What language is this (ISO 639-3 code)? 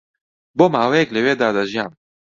ckb